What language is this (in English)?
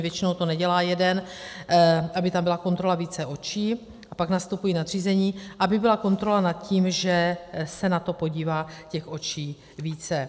Czech